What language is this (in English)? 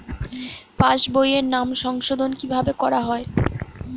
Bangla